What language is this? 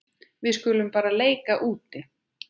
Icelandic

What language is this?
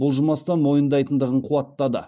Kazakh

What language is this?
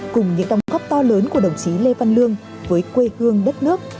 Vietnamese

